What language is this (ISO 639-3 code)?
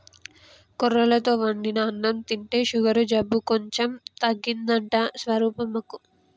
tel